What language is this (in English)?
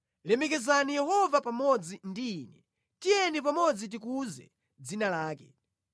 Nyanja